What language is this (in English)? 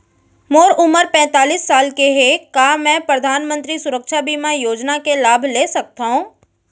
Chhattisgarhi